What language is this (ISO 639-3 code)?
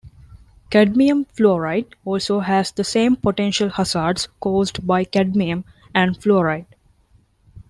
eng